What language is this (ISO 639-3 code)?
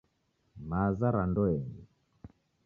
dav